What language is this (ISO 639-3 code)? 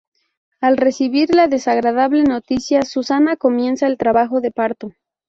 spa